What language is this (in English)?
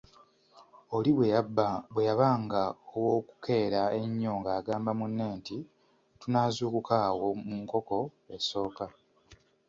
Ganda